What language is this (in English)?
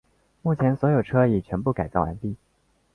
Chinese